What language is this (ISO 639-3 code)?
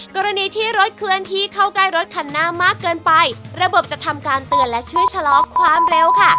tha